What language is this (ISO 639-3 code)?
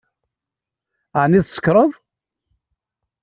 kab